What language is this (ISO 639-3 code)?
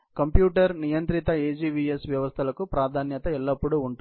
tel